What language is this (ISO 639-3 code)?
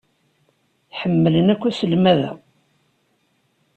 kab